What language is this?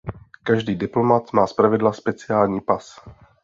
Czech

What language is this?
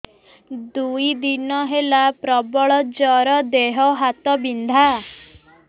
Odia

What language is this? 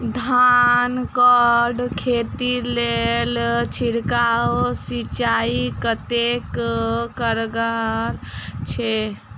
Maithili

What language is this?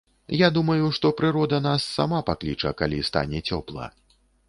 Belarusian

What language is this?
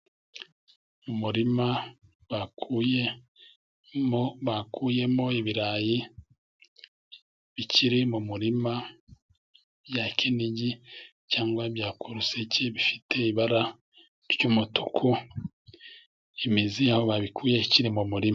Kinyarwanda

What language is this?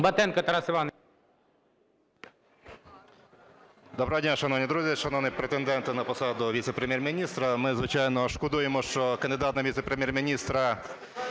Ukrainian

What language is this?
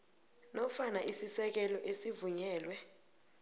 South Ndebele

